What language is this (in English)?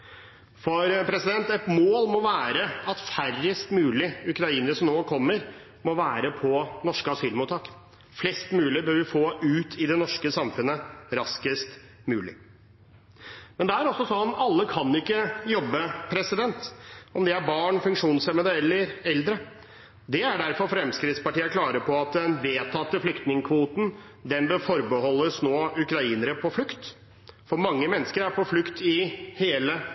Norwegian Bokmål